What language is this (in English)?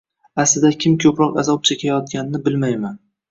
Uzbek